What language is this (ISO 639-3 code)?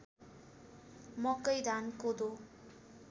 nep